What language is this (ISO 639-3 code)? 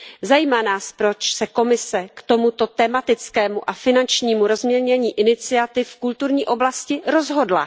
ces